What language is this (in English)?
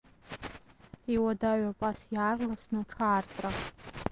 Abkhazian